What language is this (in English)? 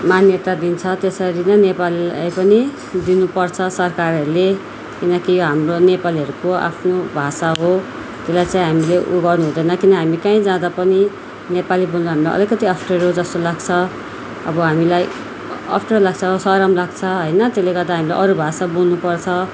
Nepali